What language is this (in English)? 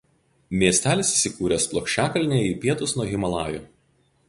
Lithuanian